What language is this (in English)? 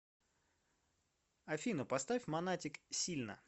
Russian